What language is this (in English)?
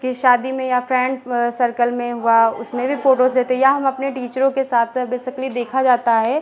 Hindi